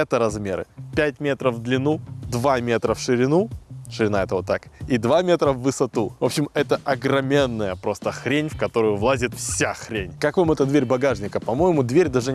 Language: Russian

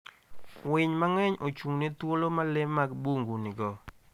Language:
Luo (Kenya and Tanzania)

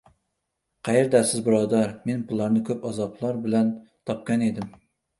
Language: Uzbek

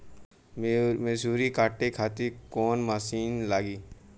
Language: Bhojpuri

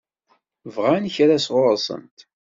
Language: Kabyle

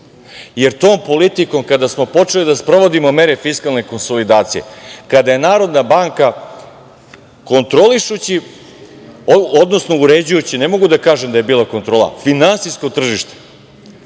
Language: Serbian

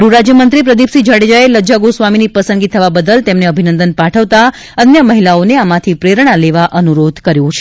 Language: Gujarati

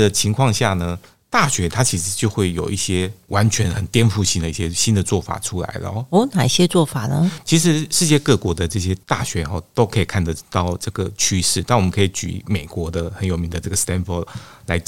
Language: Chinese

